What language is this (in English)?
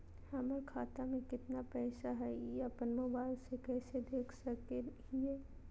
Magahi